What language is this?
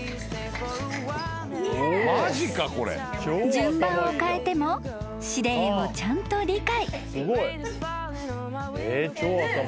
Japanese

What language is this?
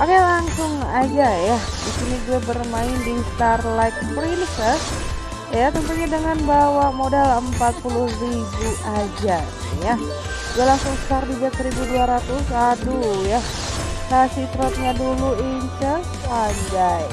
Indonesian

